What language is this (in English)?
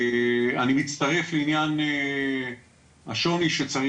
Hebrew